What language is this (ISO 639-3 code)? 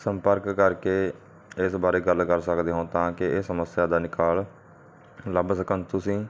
pan